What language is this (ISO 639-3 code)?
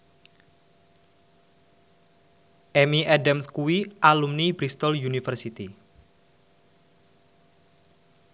jav